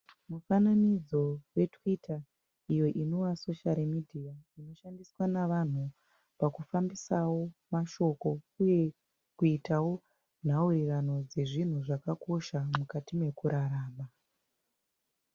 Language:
Shona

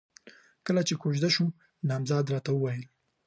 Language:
Pashto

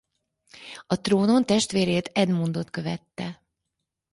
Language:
Hungarian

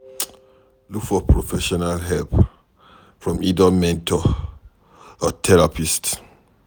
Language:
Nigerian Pidgin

